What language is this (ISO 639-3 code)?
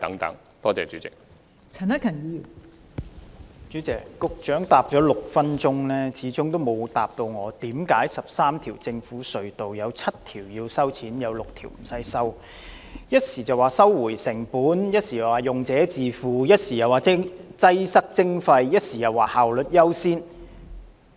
yue